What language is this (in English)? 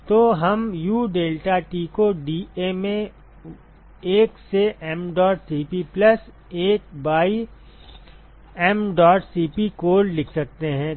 Hindi